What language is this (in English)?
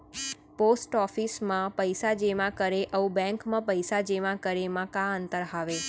Chhattisgarhi